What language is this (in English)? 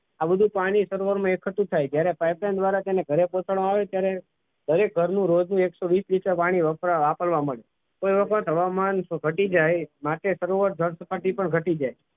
Gujarati